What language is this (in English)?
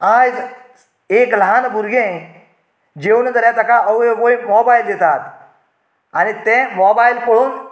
Konkani